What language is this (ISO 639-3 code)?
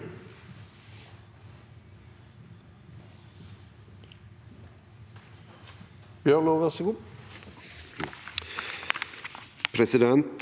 nor